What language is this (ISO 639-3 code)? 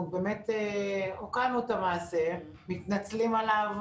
heb